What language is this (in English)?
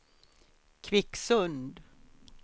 Swedish